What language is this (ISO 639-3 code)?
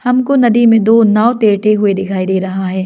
hin